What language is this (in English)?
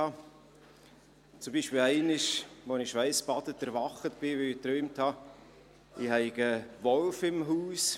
Swiss German